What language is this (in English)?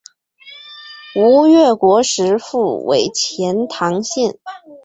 Chinese